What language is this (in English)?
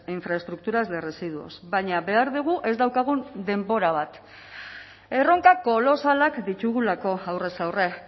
Basque